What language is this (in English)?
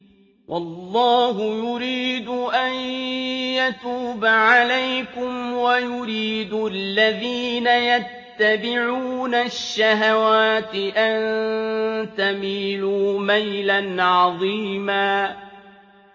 Arabic